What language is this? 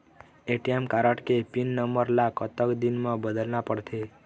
Chhattisgarhi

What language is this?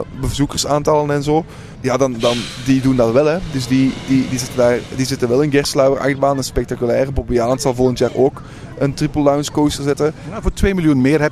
Dutch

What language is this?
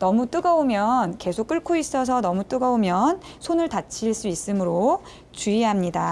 Korean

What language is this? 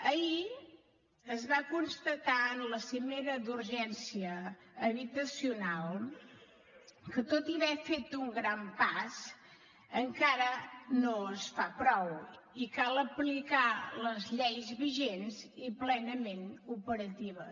Catalan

